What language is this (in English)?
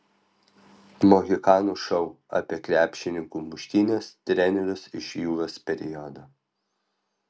Lithuanian